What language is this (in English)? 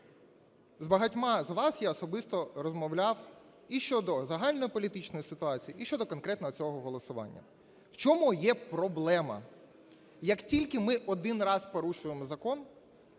Ukrainian